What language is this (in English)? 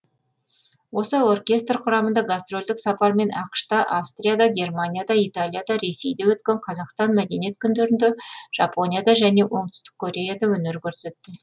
Kazakh